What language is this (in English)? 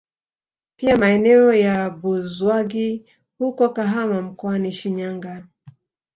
Swahili